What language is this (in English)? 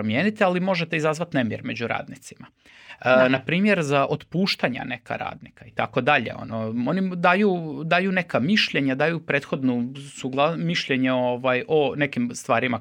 Croatian